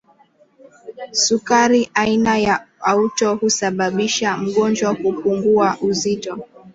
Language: Swahili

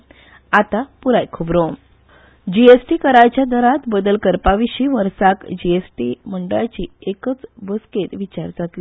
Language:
Konkani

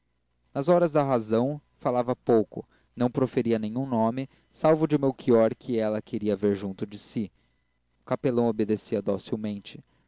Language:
Portuguese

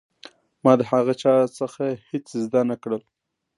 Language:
Pashto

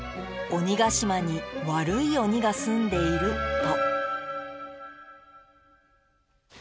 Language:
Japanese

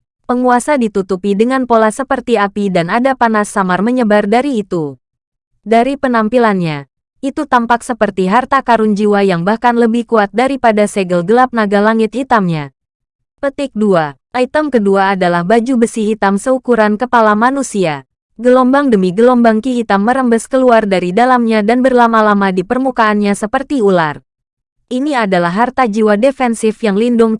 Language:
Indonesian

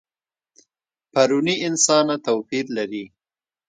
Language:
Pashto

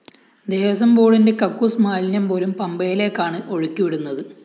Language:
Malayalam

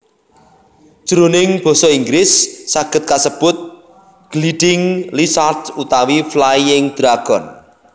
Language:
Javanese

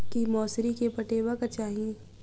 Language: Maithili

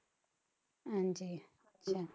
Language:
Punjabi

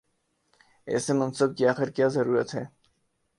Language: Urdu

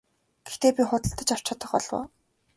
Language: Mongolian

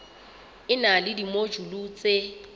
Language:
Southern Sotho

